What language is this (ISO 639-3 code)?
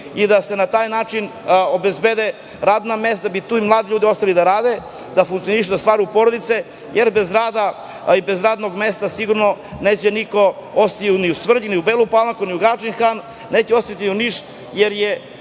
srp